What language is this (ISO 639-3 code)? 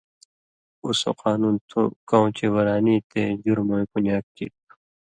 mvy